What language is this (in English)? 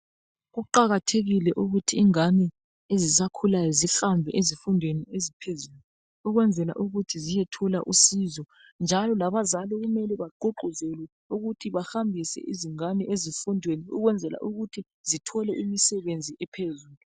North Ndebele